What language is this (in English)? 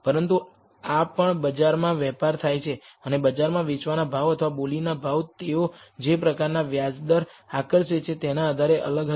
Gujarati